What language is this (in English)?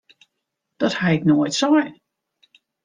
Western Frisian